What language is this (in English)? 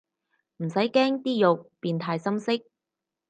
Cantonese